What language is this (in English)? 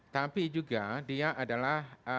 Indonesian